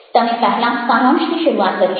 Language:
Gujarati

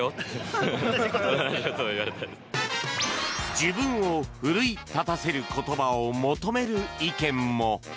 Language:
Japanese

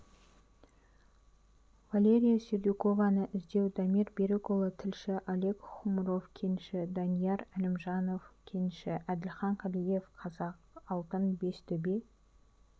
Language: Kazakh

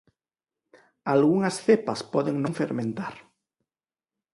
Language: Galician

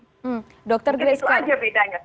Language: Indonesian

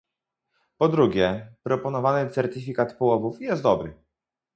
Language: Polish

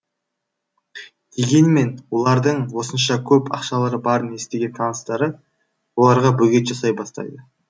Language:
Kazakh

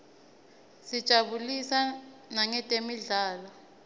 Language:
Swati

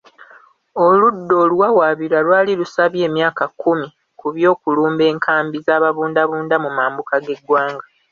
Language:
Ganda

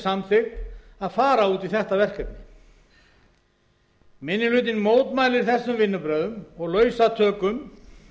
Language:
Icelandic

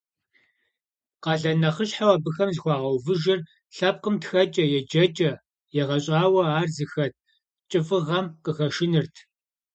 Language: Kabardian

